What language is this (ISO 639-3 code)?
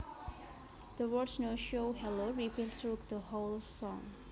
jav